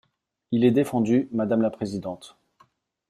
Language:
French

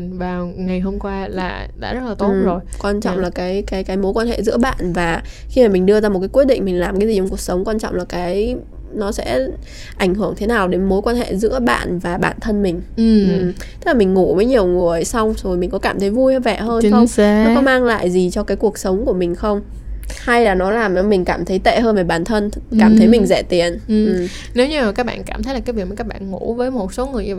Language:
Vietnamese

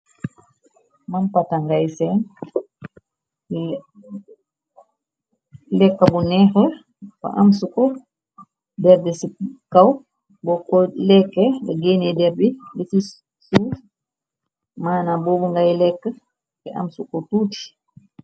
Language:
Wolof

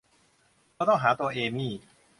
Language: Thai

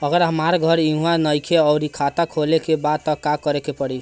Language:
Bhojpuri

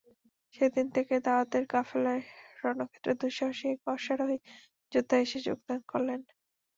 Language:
Bangla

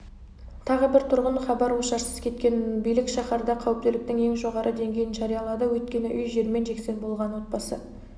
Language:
Kazakh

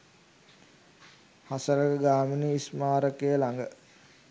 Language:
Sinhala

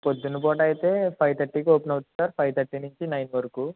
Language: Telugu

